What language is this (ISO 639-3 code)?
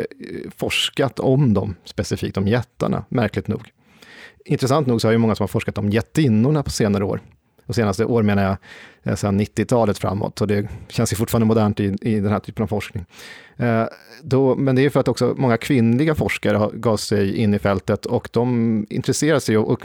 swe